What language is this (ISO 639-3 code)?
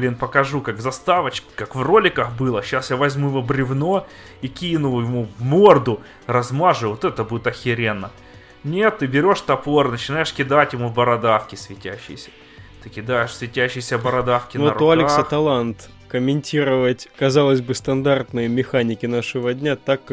rus